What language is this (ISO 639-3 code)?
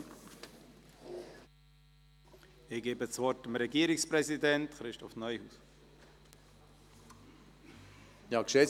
gsw